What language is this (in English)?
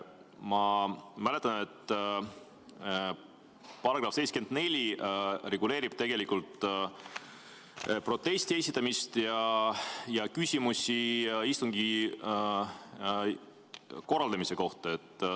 Estonian